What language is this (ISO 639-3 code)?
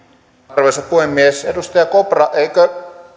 fin